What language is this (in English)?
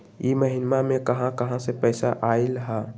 Magahi